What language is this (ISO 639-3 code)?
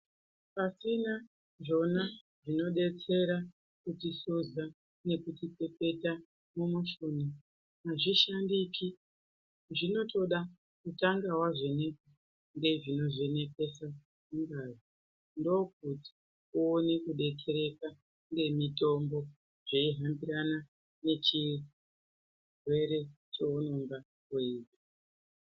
ndc